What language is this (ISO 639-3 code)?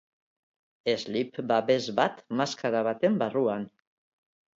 eus